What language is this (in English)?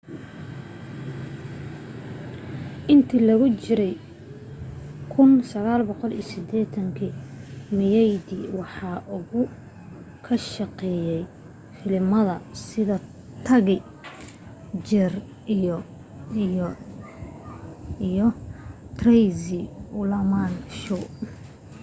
Somali